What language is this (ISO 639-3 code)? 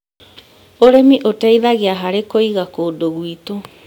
kik